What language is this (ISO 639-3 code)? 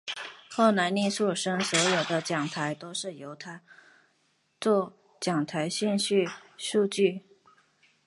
zho